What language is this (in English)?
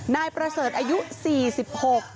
Thai